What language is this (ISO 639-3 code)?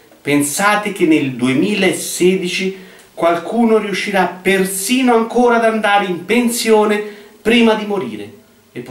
ita